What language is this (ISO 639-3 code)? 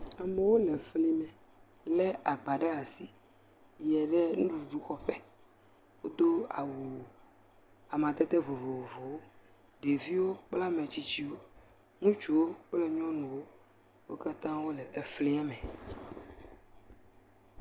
ewe